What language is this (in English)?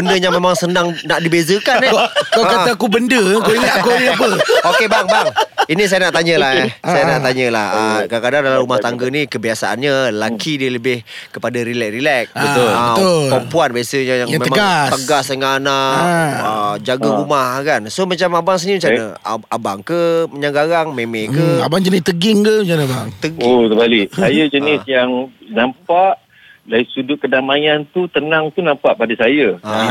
Malay